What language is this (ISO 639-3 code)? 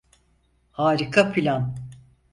tur